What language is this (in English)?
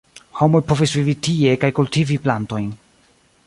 Esperanto